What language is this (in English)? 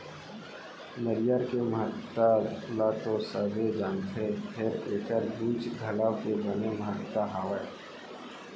Chhattisgarhi